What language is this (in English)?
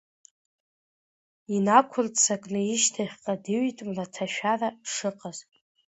Abkhazian